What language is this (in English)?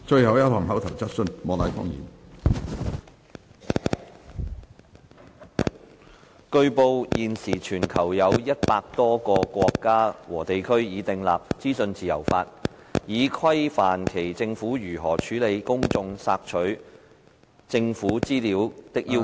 Cantonese